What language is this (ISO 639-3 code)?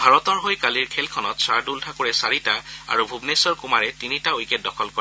asm